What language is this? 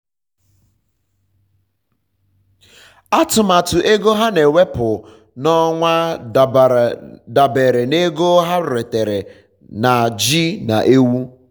Igbo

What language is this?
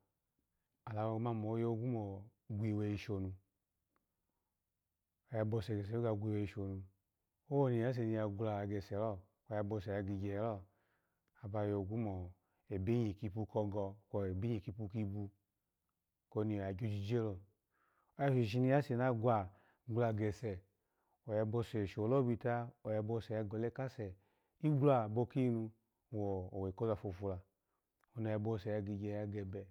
Alago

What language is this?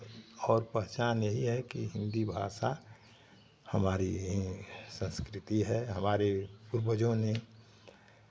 Hindi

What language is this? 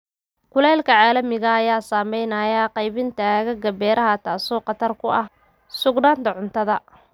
Somali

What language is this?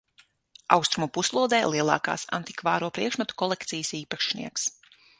Latvian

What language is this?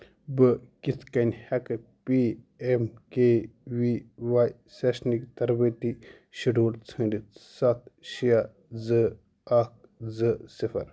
Kashmiri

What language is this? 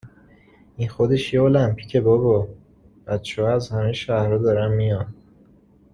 Persian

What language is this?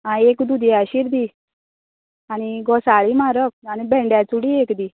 Konkani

